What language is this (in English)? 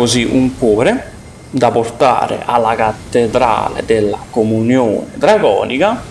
Italian